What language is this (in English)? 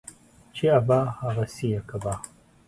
Pashto